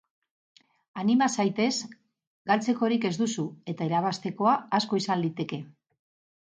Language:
Basque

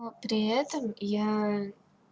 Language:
Russian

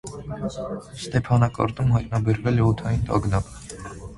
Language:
Armenian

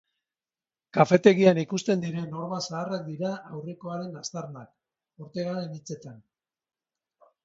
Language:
Basque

